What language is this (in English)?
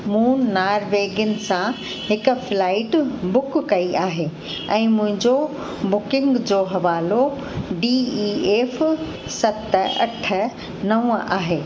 Sindhi